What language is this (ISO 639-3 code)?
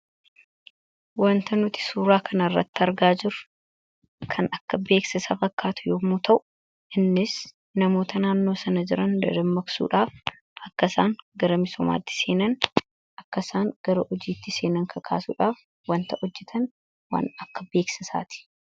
orm